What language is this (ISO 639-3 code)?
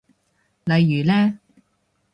yue